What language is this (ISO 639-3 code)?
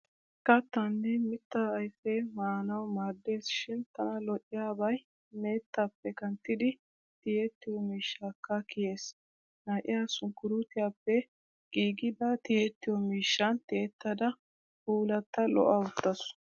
wal